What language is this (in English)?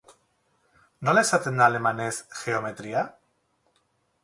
Basque